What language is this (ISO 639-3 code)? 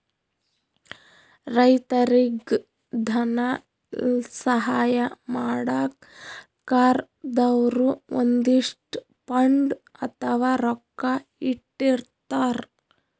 kan